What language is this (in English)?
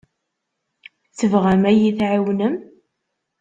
Kabyle